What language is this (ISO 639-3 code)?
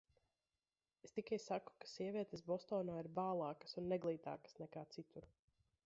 lav